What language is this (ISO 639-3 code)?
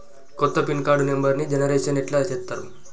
tel